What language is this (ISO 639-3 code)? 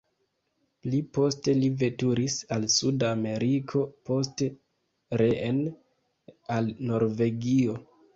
epo